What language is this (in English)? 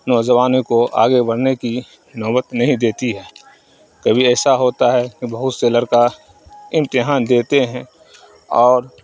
Urdu